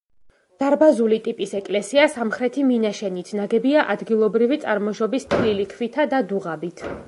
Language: Georgian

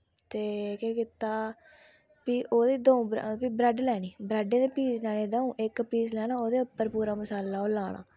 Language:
Dogri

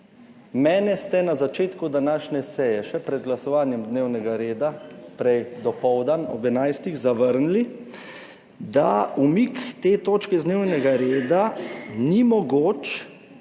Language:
Slovenian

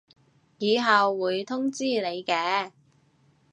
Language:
Cantonese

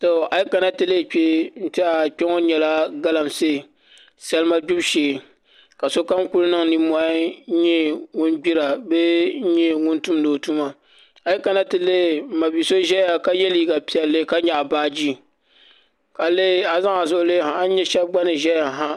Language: Dagbani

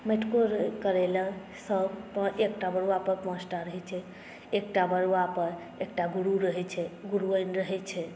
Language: Maithili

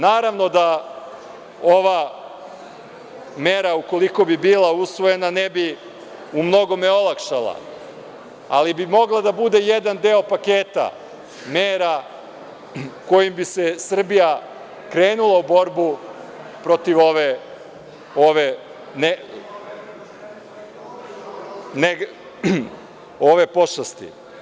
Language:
Serbian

